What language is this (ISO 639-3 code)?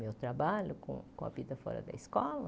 por